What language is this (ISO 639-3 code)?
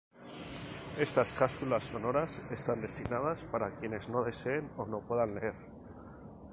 spa